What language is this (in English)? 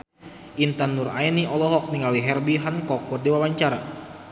Sundanese